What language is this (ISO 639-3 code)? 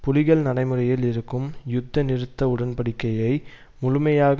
tam